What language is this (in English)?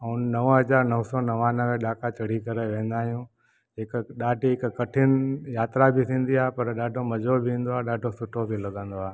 Sindhi